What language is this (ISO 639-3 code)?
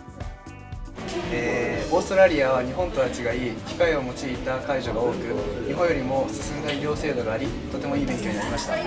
jpn